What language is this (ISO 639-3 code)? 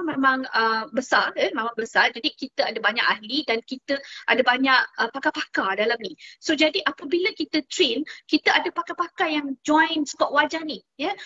msa